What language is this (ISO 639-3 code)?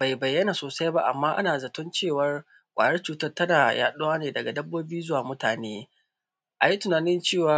hau